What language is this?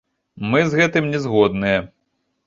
Belarusian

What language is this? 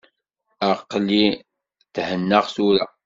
Kabyle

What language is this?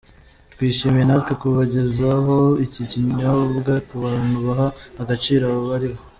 Kinyarwanda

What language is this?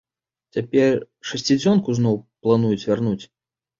Belarusian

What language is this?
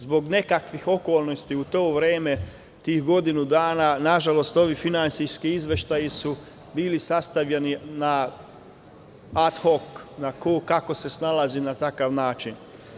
Serbian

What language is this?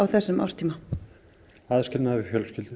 Icelandic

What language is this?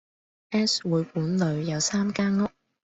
Cantonese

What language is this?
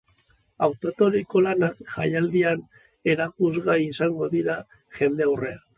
Basque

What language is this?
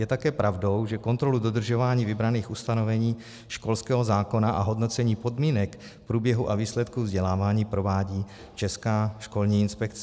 Czech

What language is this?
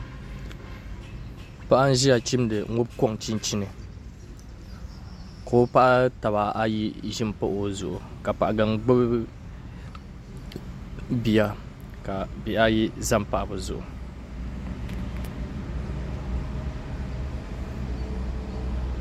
Dagbani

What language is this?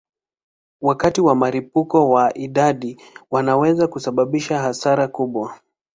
Swahili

